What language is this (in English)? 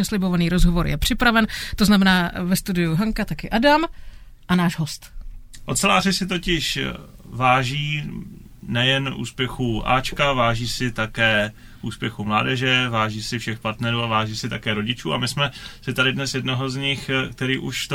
Czech